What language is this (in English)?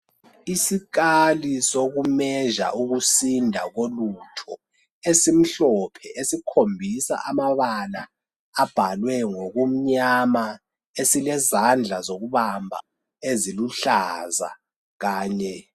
North Ndebele